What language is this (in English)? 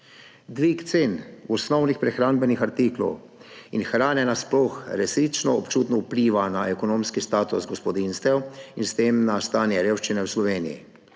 Slovenian